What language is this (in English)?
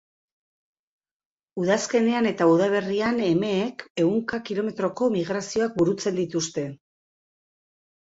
Basque